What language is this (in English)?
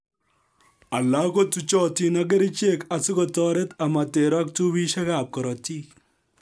Kalenjin